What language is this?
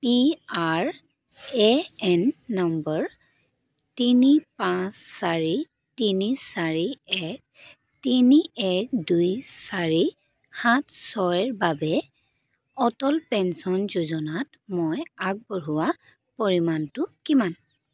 Assamese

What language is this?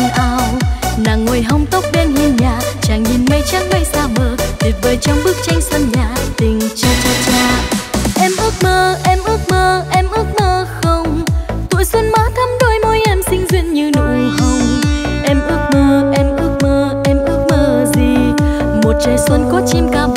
Vietnamese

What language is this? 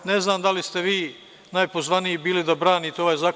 Serbian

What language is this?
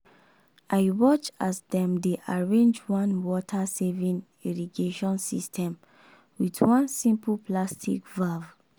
Nigerian Pidgin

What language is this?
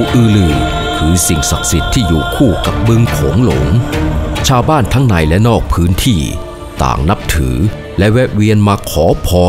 Thai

